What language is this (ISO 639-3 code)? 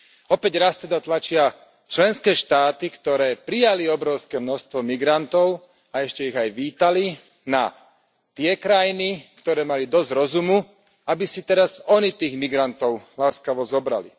slk